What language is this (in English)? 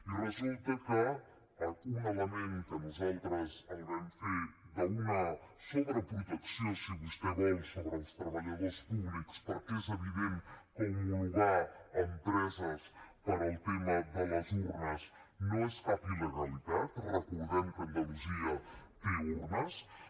Catalan